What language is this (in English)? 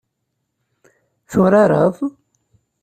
Kabyle